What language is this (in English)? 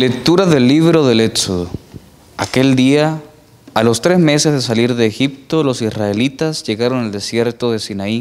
Spanish